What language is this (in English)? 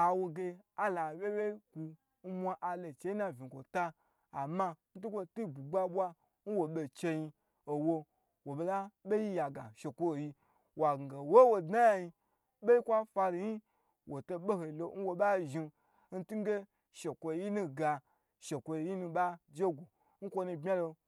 Gbagyi